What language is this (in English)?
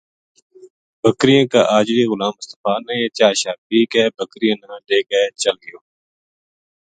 Gujari